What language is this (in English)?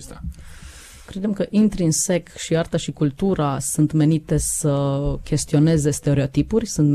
Romanian